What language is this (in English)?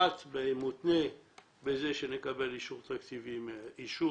Hebrew